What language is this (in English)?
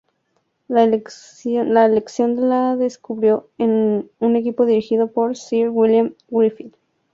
Spanish